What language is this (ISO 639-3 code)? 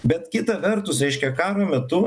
lit